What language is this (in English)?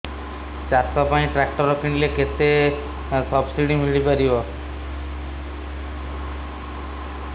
Odia